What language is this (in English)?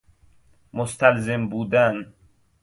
Persian